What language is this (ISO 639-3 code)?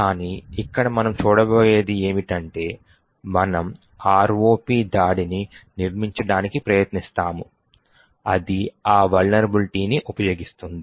tel